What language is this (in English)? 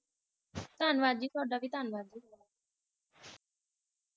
Punjabi